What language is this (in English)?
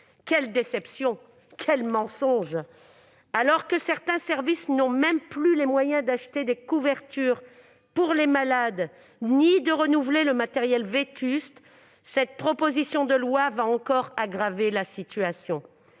French